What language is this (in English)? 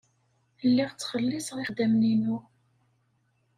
Kabyle